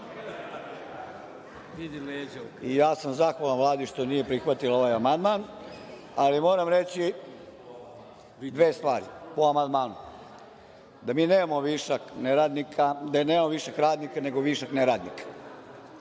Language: Serbian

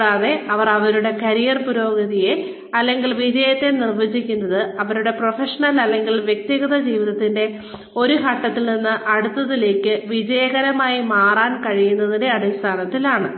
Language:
Malayalam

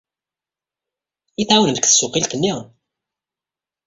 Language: Kabyle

